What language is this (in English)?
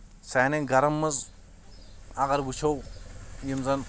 Kashmiri